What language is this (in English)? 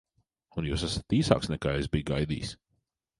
Latvian